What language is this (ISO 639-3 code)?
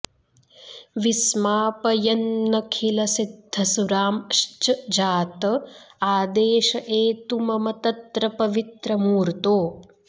san